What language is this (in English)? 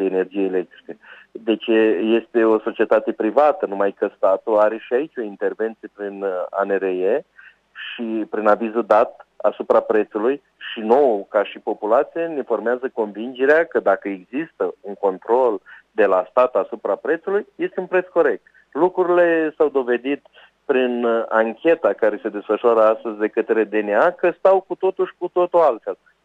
Romanian